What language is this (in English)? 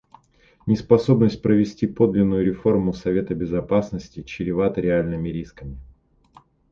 Russian